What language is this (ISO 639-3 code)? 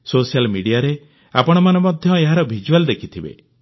ori